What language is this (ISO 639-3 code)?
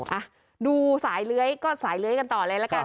tha